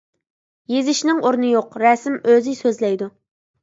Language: Uyghur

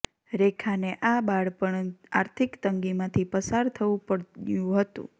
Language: Gujarati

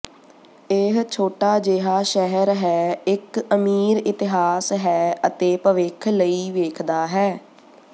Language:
Punjabi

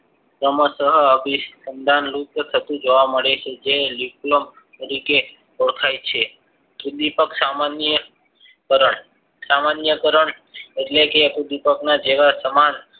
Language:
Gujarati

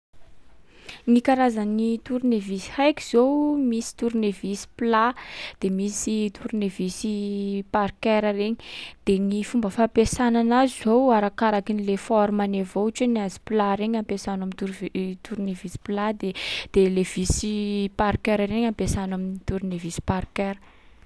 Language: Sakalava Malagasy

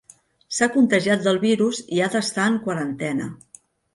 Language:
Catalan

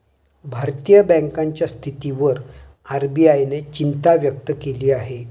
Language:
Marathi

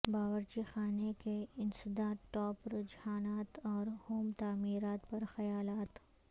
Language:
Urdu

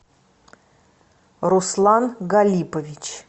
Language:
Russian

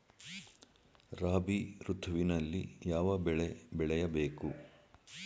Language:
Kannada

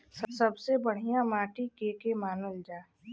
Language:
Bhojpuri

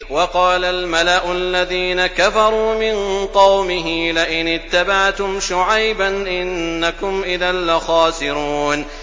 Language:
Arabic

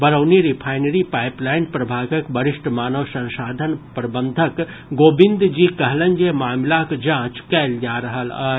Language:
Maithili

